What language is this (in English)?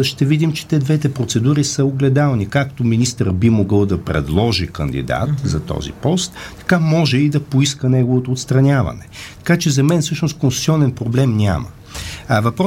Bulgarian